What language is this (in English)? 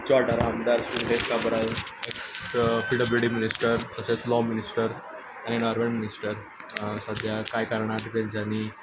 Konkani